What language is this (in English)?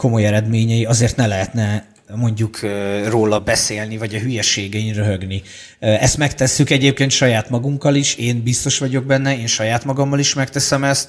Hungarian